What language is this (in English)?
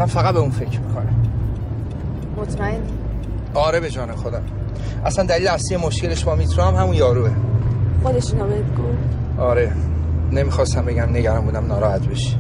Persian